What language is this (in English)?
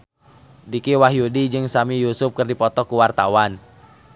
Sundanese